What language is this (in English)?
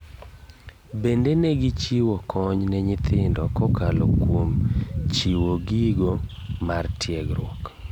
Luo (Kenya and Tanzania)